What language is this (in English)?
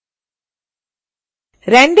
Hindi